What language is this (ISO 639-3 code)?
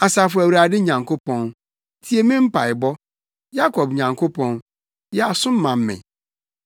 aka